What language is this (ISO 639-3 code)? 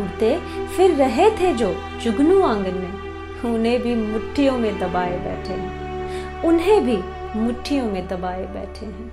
hin